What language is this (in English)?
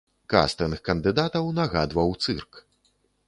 Belarusian